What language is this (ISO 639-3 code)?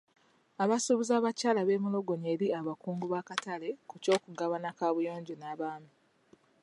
lug